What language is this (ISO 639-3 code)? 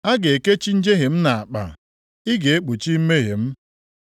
ibo